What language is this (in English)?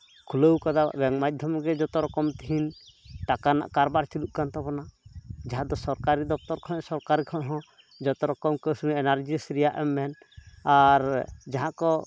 Santali